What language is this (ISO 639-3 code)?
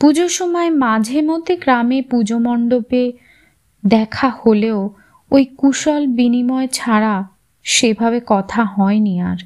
ben